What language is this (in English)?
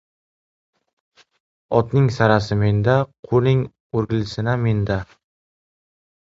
Uzbek